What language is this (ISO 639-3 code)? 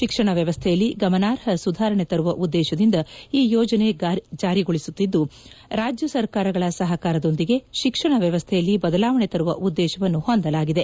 kan